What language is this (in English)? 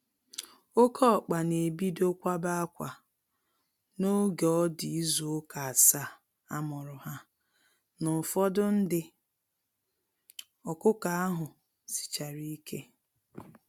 Igbo